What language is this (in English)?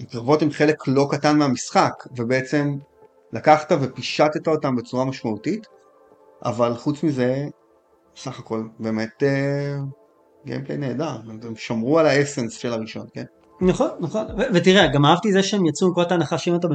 Hebrew